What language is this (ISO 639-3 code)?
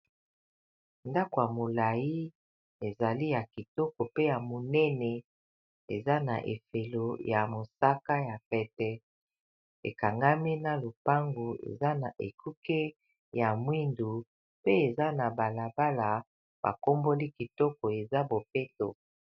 lin